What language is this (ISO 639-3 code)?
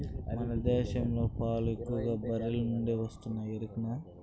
tel